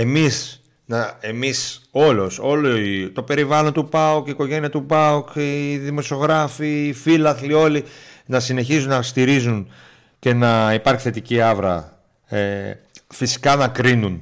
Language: Greek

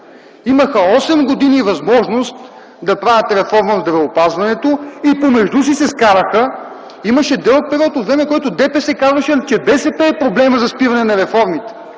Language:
Bulgarian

